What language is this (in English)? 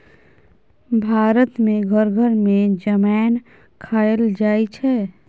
Maithili